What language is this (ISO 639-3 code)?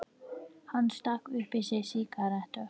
isl